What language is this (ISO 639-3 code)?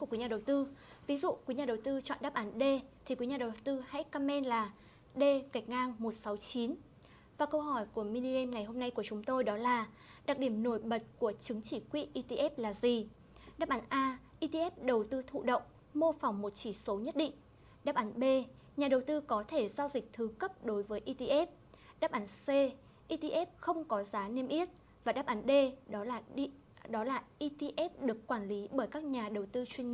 vie